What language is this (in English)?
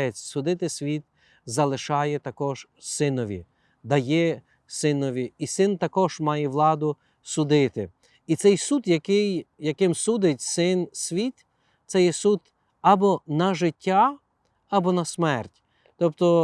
Ukrainian